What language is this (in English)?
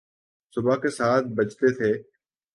Urdu